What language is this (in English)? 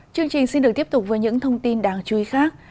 Vietnamese